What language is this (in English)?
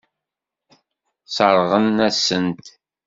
Kabyle